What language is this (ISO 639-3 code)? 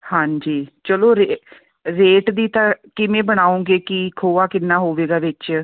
pan